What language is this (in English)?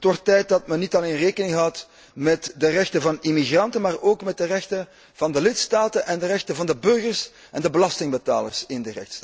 Dutch